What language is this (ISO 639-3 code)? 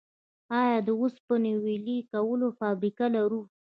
pus